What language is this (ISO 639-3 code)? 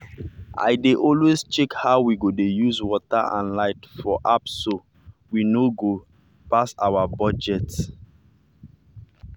pcm